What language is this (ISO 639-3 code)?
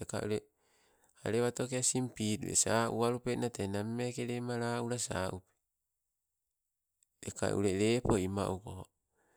nco